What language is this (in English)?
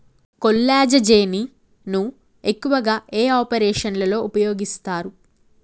Telugu